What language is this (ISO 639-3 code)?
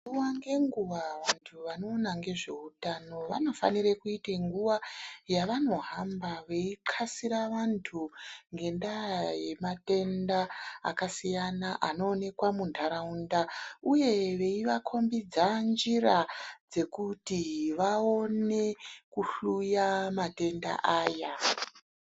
ndc